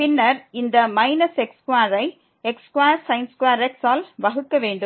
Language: Tamil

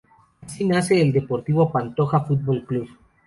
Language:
Spanish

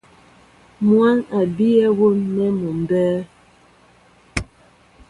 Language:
Mbo (Cameroon)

